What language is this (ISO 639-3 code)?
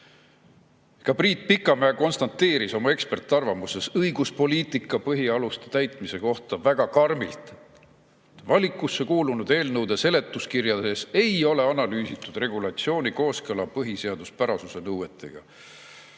est